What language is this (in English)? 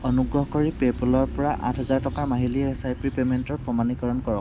Assamese